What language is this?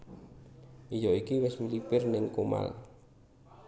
Javanese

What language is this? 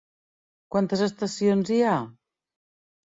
Catalan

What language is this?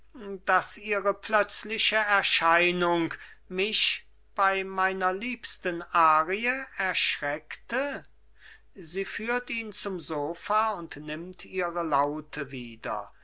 German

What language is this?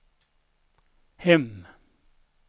Swedish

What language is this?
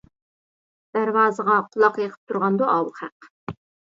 Uyghur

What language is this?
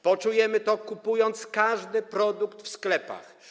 Polish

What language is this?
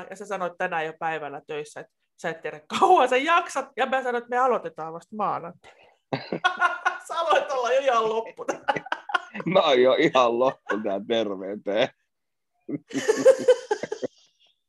Finnish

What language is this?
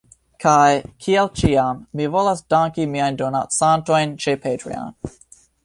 Esperanto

